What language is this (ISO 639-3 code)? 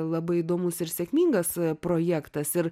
lit